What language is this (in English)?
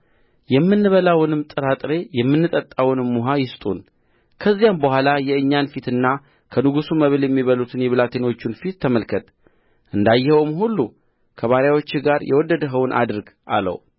Amharic